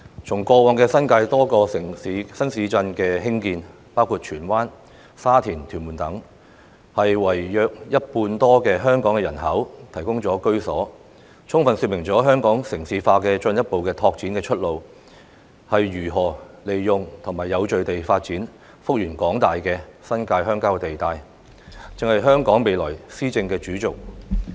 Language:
Cantonese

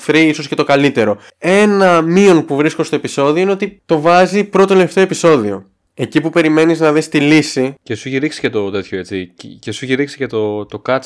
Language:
Greek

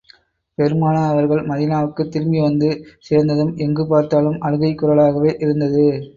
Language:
Tamil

